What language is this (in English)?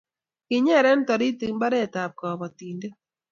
Kalenjin